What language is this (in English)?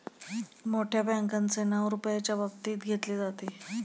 Marathi